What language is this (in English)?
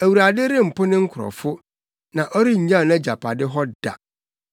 Akan